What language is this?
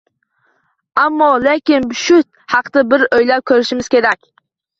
Uzbek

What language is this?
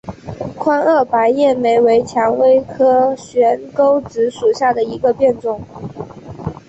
Chinese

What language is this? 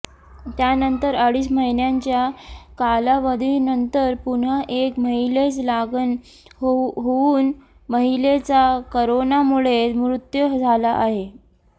Marathi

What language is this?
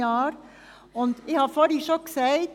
Swiss German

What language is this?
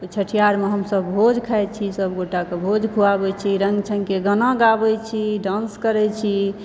Maithili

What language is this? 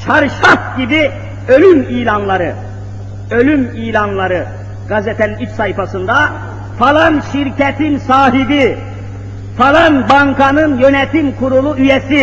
Turkish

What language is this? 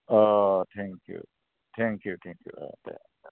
Bodo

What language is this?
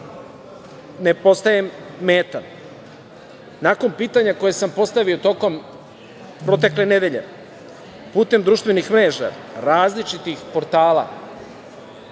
Serbian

